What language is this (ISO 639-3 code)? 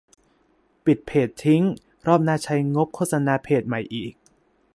tha